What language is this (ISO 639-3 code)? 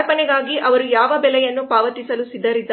kan